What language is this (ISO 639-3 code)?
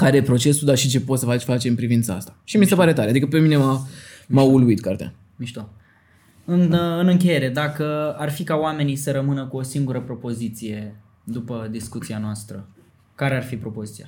ron